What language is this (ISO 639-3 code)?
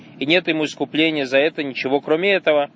rus